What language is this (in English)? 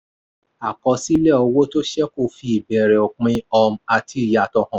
Yoruba